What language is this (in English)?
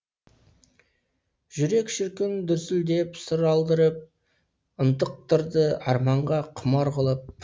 Kazakh